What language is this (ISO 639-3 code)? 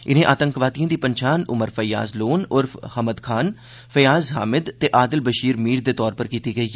doi